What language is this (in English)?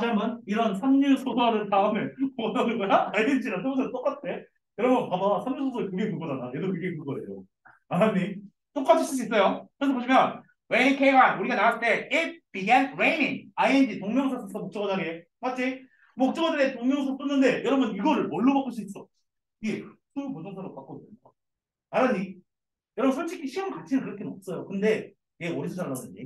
Korean